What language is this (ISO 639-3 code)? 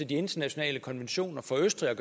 dan